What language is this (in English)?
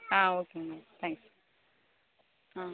Tamil